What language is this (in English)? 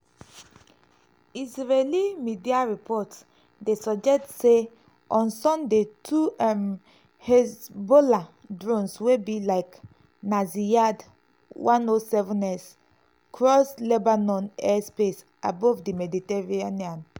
Nigerian Pidgin